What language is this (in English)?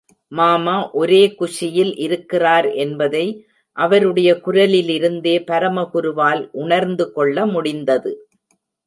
Tamil